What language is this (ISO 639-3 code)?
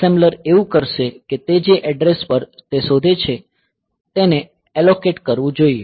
guj